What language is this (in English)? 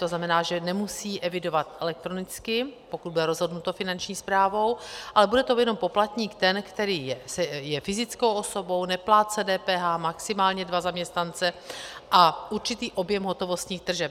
Czech